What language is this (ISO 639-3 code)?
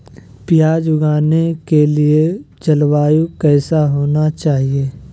mag